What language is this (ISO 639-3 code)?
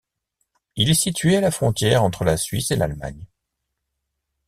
fra